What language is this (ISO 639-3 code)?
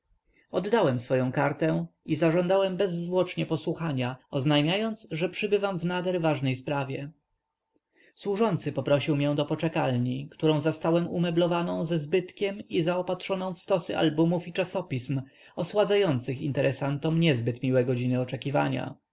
pol